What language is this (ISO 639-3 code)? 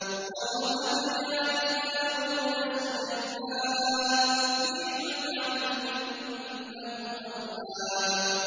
ara